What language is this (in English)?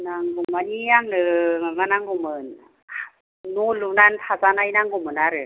Bodo